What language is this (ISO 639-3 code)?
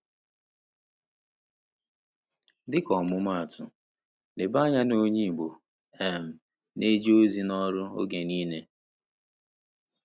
ibo